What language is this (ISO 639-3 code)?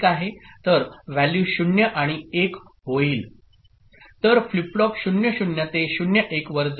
mar